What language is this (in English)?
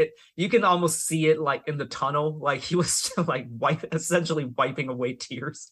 English